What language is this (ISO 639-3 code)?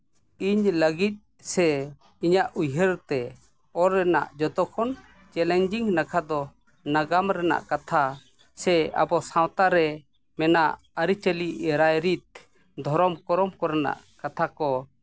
sat